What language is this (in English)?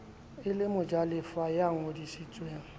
Southern Sotho